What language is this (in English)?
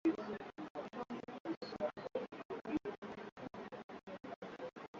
Swahili